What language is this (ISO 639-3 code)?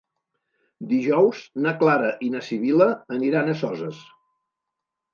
cat